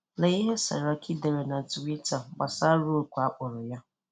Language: Igbo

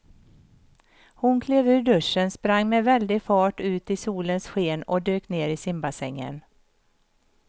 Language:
Swedish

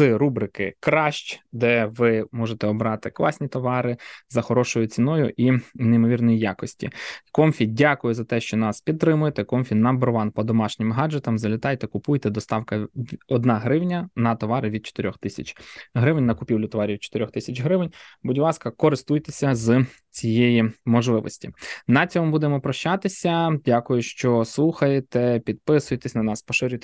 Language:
Ukrainian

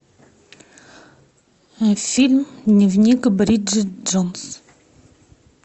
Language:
Russian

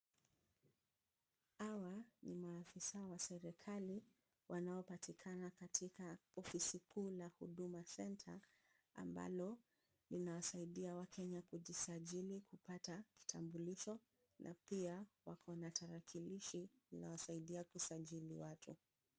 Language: Swahili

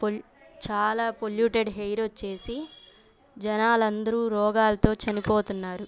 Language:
Telugu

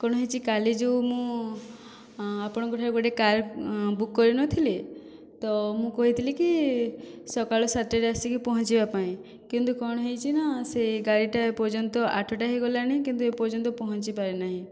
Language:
Odia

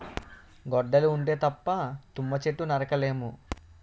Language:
Telugu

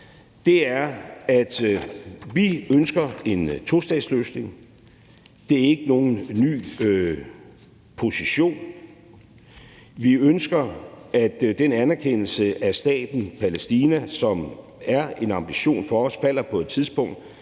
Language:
Danish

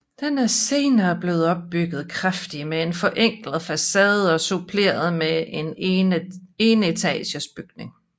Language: Danish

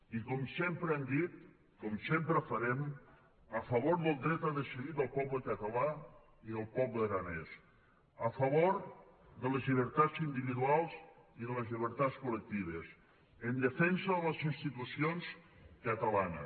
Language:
Catalan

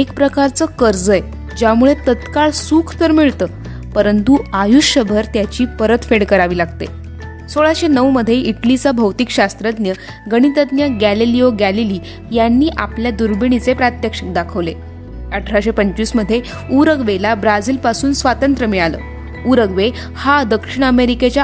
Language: Marathi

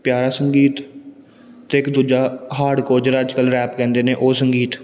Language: Punjabi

